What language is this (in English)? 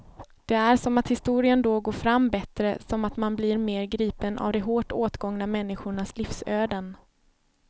Swedish